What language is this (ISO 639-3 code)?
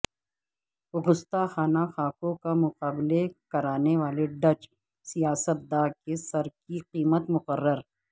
urd